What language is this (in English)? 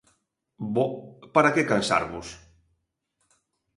Galician